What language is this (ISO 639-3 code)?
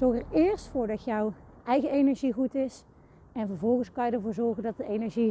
nld